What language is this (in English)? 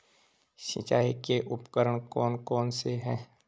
Hindi